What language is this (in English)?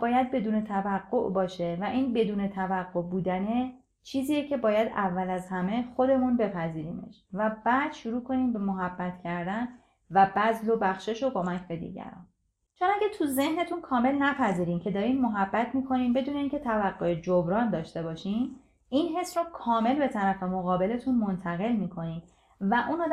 Persian